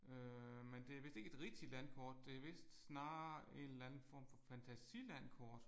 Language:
Danish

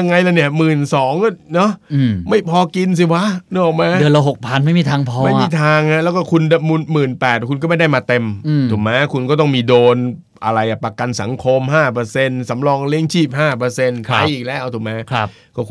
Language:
Thai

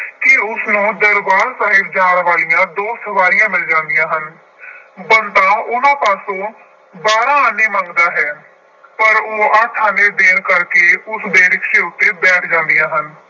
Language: Punjabi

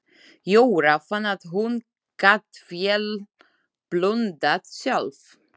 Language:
Icelandic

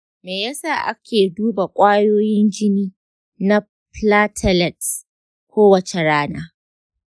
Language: Hausa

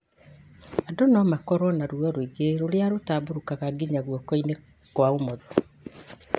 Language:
Kikuyu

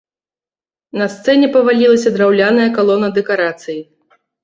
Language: Belarusian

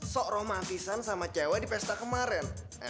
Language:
Indonesian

